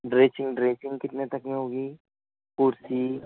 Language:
Urdu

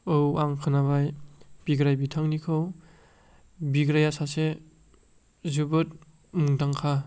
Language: Bodo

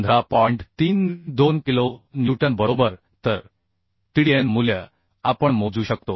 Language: Marathi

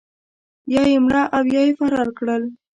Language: Pashto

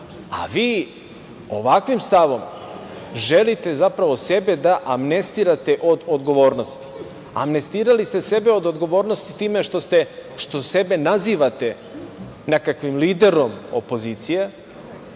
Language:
Serbian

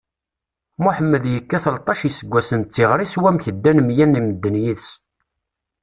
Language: Kabyle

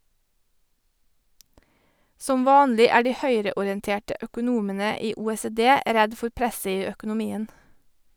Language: Norwegian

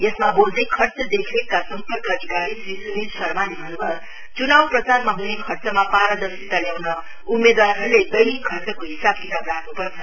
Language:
Nepali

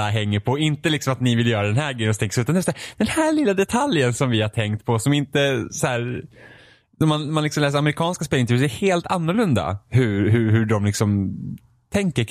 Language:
Swedish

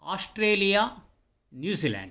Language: Sanskrit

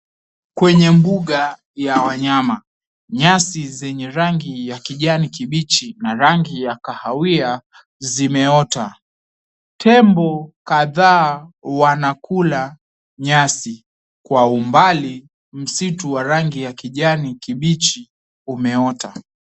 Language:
Swahili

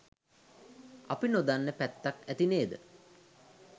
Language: Sinhala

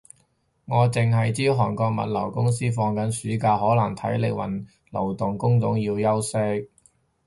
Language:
Cantonese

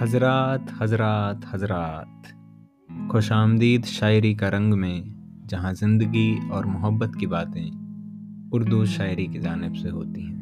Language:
Urdu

